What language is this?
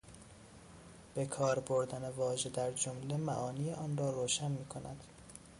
Persian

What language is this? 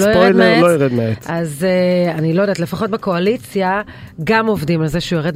Hebrew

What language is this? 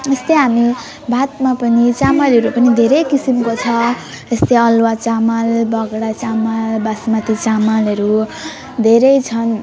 Nepali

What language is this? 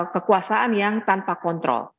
Indonesian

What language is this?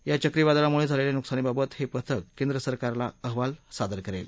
Marathi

